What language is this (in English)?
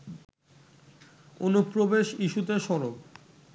Bangla